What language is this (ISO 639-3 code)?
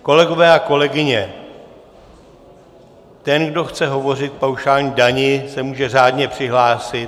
ces